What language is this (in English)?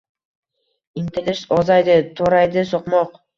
Uzbek